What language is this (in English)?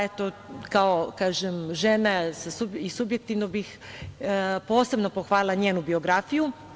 Serbian